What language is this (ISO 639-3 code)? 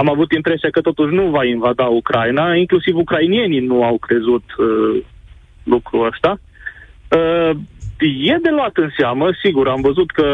ron